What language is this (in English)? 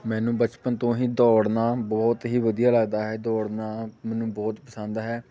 Punjabi